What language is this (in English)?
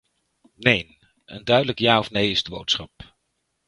Dutch